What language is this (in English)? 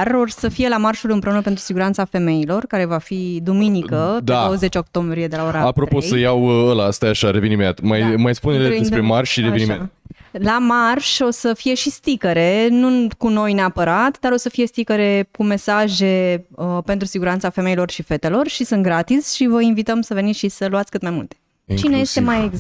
Romanian